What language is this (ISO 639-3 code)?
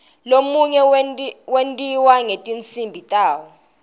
ssw